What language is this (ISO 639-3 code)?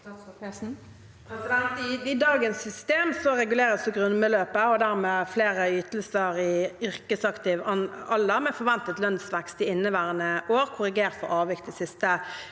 nor